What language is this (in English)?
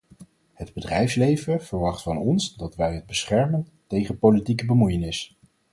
Dutch